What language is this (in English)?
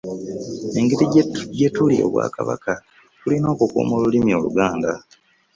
Ganda